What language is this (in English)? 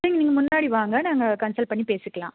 Tamil